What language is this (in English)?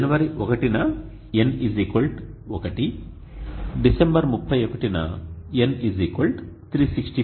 Telugu